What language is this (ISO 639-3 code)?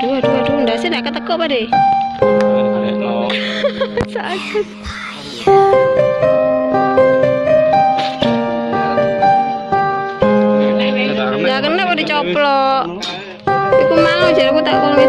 vie